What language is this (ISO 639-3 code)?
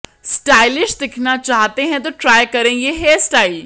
hin